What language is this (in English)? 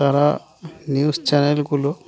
Bangla